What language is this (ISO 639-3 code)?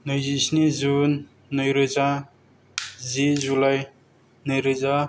brx